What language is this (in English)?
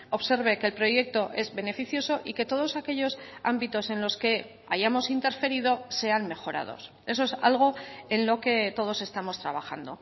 Spanish